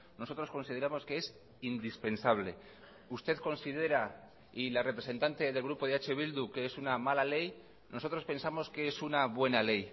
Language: Spanish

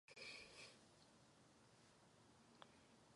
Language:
Czech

